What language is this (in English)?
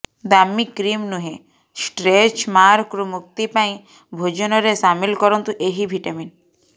Odia